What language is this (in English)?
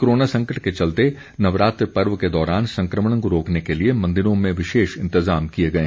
Hindi